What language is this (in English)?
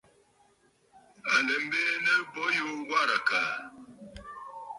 Bafut